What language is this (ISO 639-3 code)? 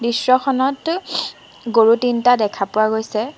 asm